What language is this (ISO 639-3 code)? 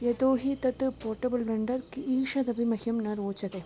san